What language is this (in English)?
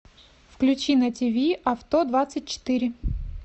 Russian